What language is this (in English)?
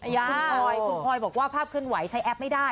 Thai